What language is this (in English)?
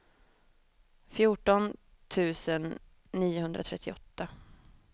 Swedish